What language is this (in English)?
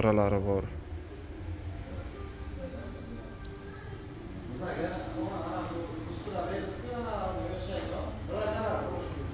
Turkish